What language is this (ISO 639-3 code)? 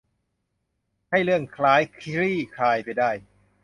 tha